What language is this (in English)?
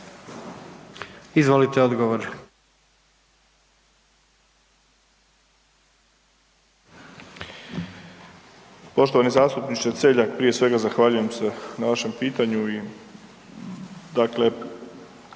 Croatian